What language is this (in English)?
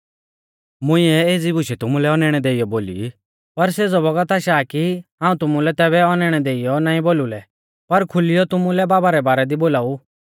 Mahasu Pahari